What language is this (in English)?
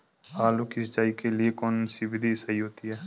Hindi